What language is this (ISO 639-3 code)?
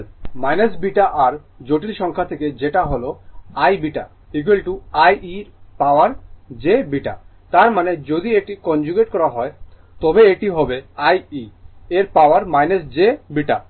ben